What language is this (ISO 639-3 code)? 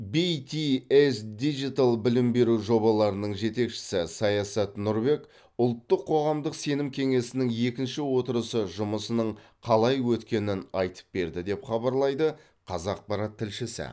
kaz